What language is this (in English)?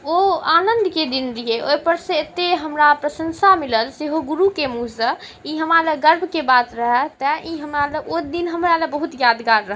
Maithili